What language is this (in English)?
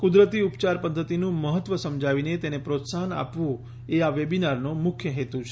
Gujarati